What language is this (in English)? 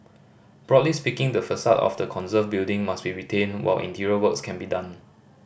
English